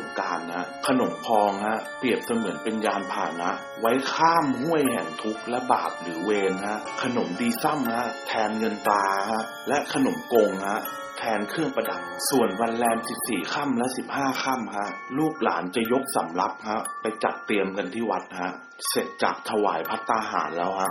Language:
Thai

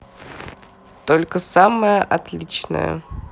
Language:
Russian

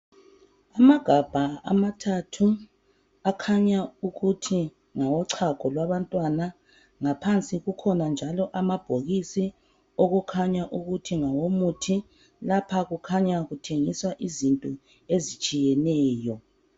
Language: North Ndebele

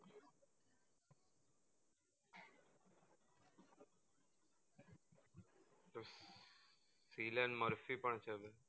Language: Gujarati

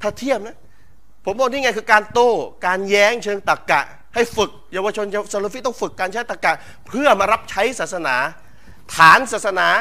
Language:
Thai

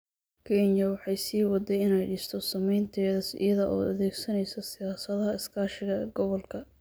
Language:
Somali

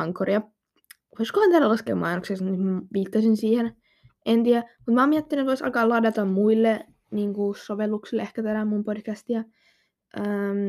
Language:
Finnish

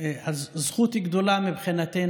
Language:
Hebrew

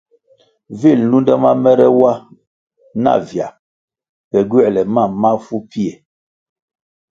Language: Kwasio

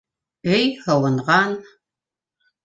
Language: Bashkir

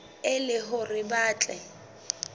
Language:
Southern Sotho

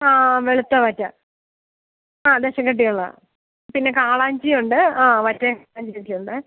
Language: Malayalam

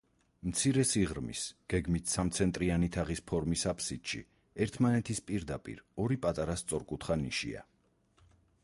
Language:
Georgian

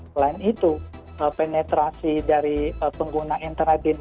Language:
Indonesian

